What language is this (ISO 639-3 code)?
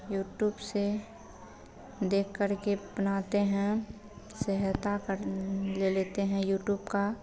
hin